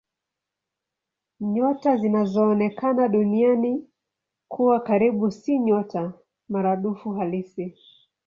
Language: Swahili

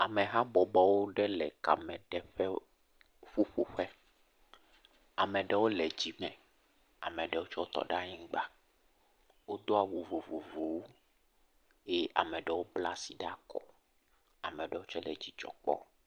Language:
Ewe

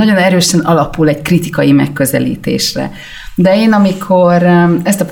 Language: Hungarian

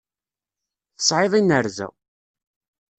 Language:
Kabyle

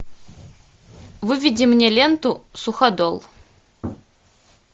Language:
Russian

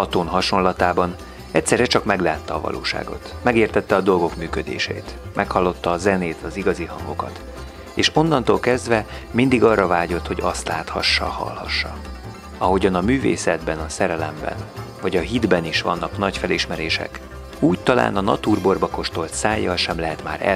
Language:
Hungarian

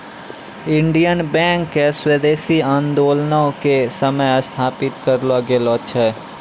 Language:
Maithili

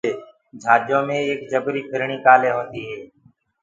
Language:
Gurgula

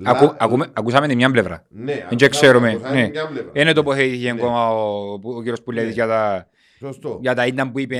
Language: Greek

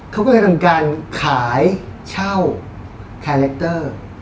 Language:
Thai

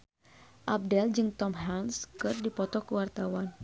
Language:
Sundanese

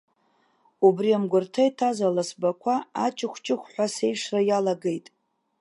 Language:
Abkhazian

